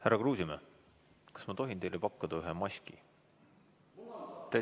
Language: Estonian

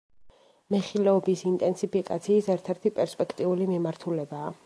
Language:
Georgian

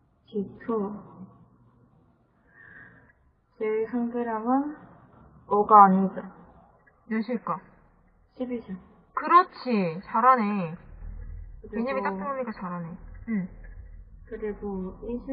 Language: Korean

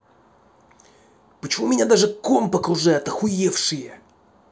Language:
Russian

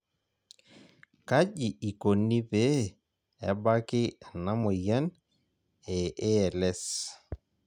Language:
Masai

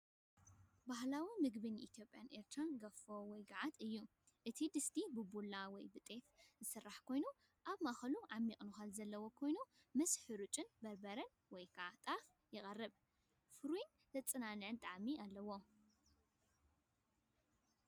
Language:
Tigrinya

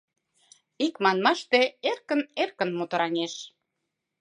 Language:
Mari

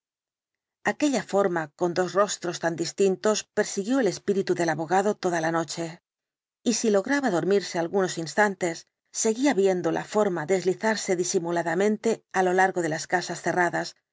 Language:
Spanish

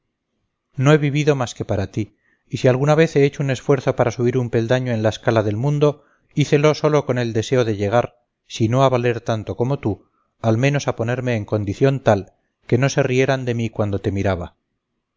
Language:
Spanish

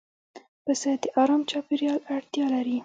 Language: Pashto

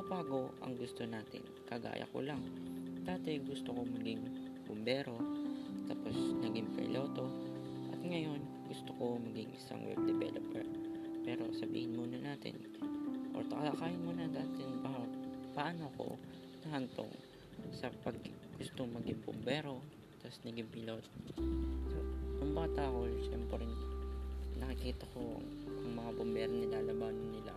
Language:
Filipino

